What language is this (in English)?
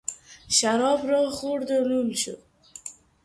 Persian